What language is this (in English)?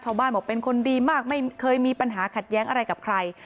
Thai